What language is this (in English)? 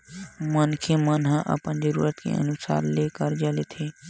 Chhattisgarhi